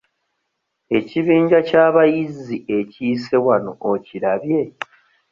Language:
Ganda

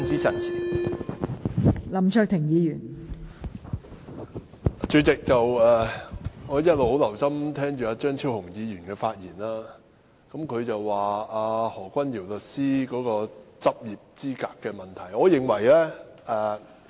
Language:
Cantonese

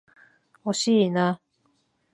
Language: Japanese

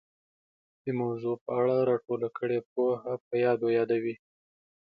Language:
Pashto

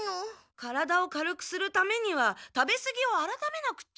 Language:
Japanese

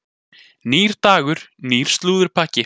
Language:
Icelandic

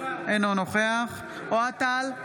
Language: Hebrew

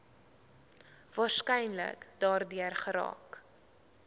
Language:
Afrikaans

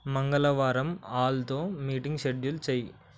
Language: Telugu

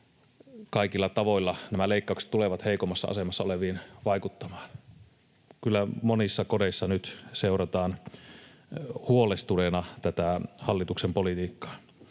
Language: Finnish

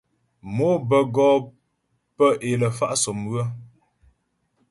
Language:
Ghomala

